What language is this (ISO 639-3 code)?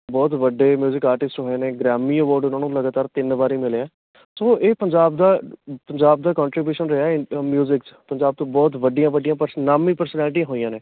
pan